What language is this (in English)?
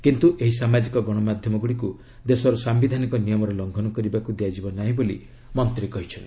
Odia